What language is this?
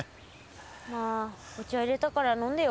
Japanese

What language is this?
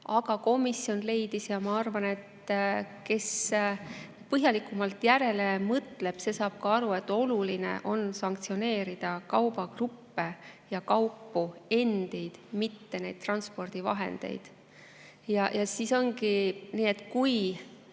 Estonian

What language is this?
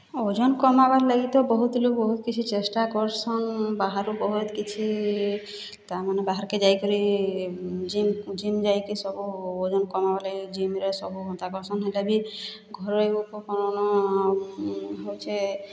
Odia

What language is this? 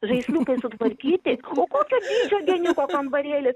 Lithuanian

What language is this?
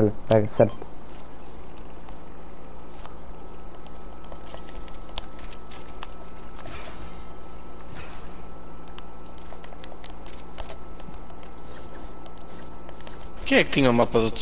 Portuguese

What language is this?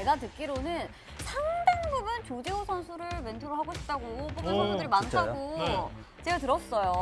Korean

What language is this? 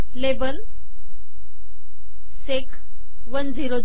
Marathi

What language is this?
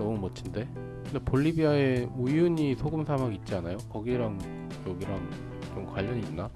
Korean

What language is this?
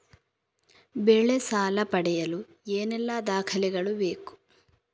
Kannada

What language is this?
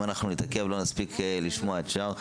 Hebrew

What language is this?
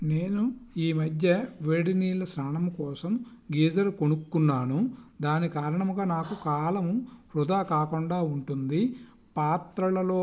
Telugu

